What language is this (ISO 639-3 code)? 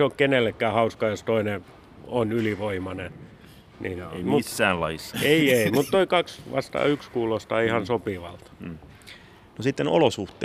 fin